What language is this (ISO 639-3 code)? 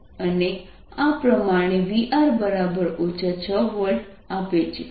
guj